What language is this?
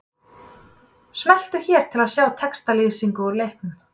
Icelandic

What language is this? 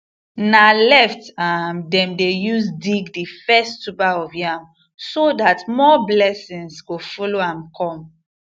Nigerian Pidgin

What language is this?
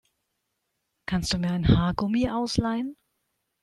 German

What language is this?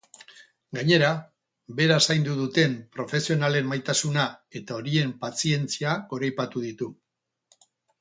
Basque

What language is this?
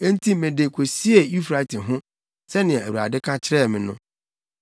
Akan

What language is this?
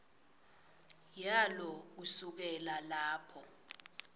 Swati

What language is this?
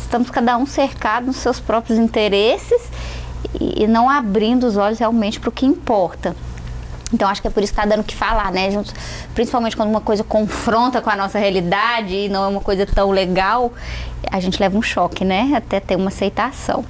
Portuguese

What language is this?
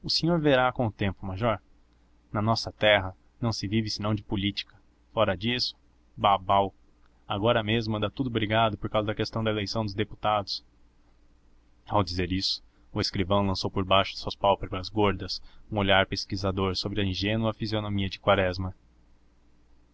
Portuguese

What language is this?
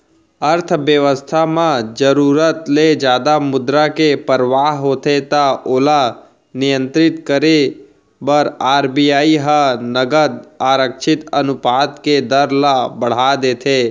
Chhattisgarhi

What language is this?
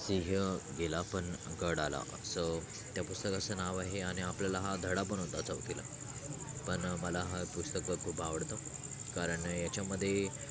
Marathi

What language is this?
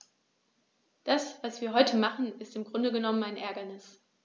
German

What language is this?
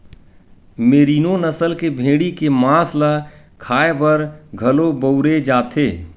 Chhattisgarhi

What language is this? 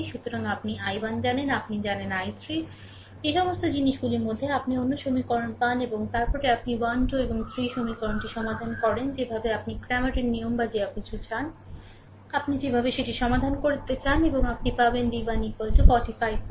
Bangla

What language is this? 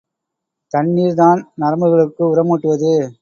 Tamil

